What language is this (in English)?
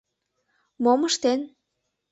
Mari